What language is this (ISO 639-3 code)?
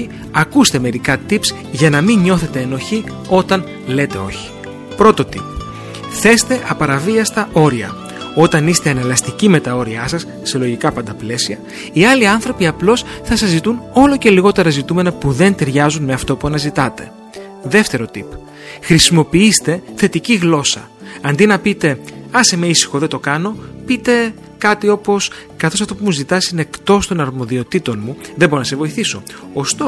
ell